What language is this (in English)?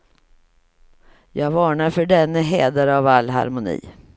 Swedish